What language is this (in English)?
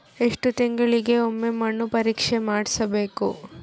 Kannada